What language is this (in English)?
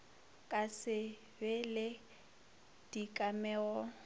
Northern Sotho